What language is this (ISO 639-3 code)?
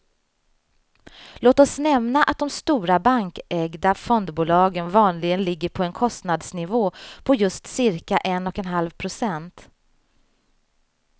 swe